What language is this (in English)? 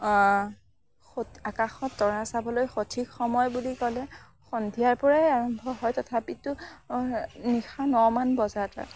Assamese